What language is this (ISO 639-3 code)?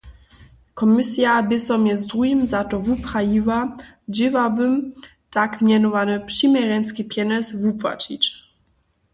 hsb